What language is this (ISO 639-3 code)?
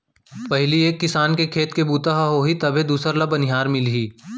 hne